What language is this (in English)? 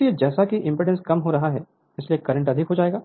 Hindi